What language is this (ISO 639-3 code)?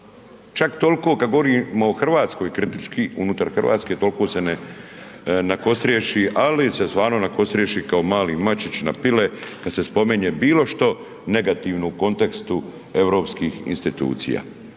hrv